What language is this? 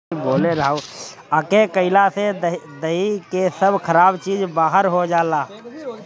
Bhojpuri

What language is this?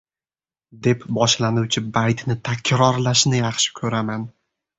Uzbek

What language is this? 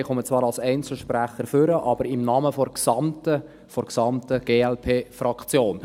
Swiss German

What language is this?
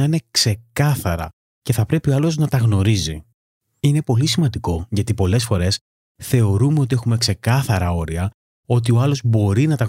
Greek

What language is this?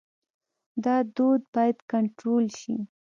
Pashto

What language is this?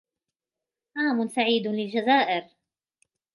Arabic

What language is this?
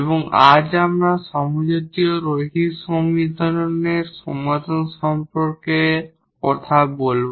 Bangla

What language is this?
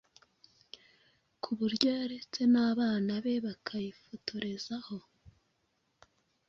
Kinyarwanda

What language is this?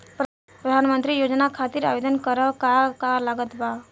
Bhojpuri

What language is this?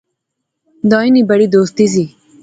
Pahari-Potwari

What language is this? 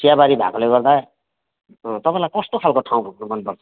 Nepali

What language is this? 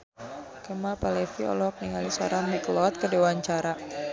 Sundanese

